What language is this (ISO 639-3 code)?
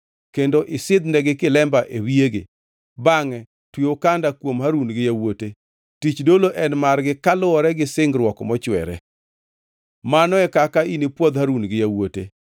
luo